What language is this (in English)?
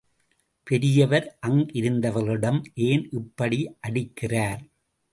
Tamil